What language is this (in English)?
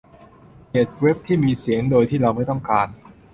Thai